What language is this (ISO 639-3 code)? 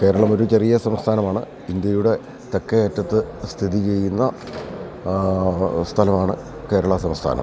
mal